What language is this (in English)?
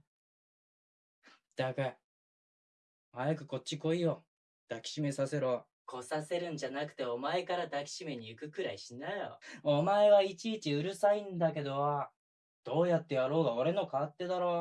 Japanese